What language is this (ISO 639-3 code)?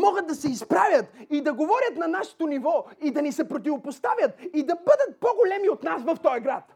bul